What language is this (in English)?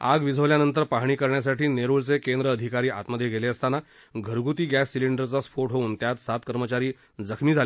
Marathi